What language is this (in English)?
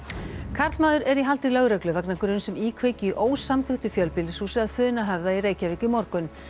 Icelandic